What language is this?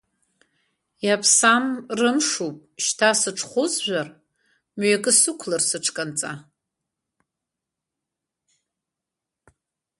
Abkhazian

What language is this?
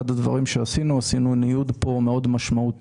Hebrew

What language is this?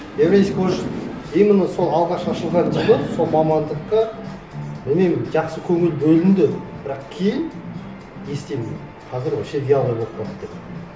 Kazakh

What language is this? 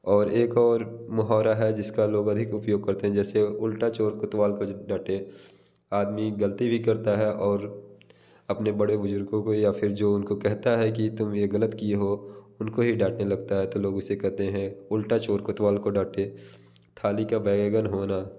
Hindi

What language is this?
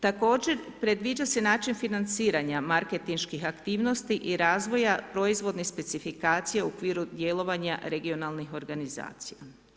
Croatian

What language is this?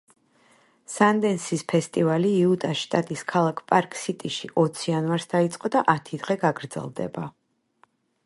Georgian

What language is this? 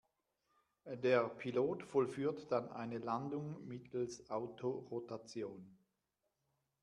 German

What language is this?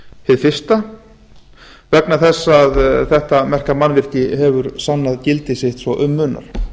Icelandic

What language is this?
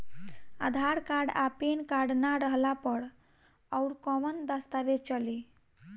Bhojpuri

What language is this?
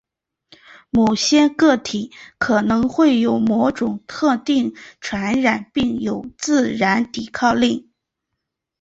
Chinese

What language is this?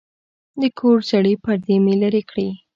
Pashto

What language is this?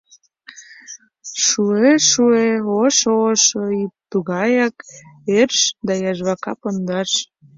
Mari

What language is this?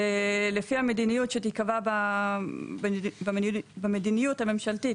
Hebrew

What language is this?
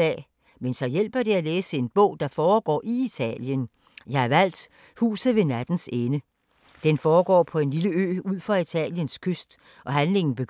Danish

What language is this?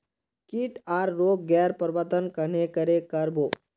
Magahi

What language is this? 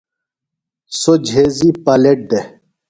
Phalura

